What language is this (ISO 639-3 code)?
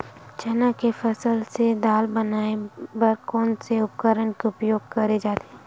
hne